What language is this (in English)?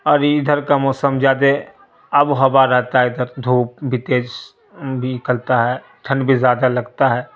Urdu